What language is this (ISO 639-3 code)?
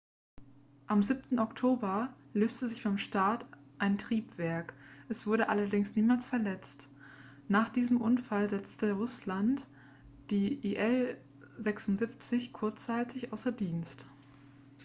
deu